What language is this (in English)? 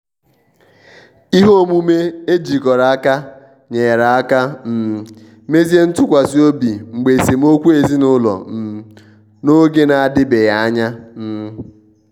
Igbo